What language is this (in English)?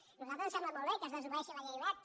Catalan